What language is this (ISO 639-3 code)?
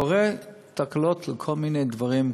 heb